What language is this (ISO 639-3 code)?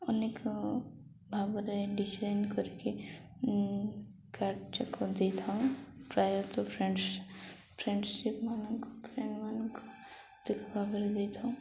ori